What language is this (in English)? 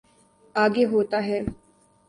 Urdu